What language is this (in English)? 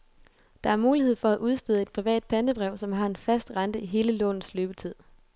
Danish